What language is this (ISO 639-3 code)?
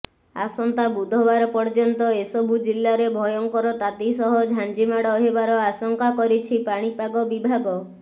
ori